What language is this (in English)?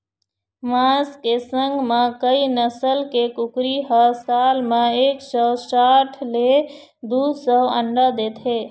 Chhattisgarhi